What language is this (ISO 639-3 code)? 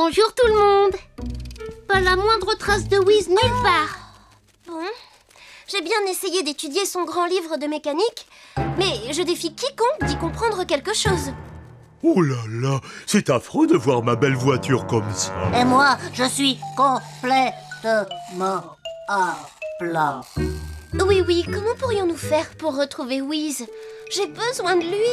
fra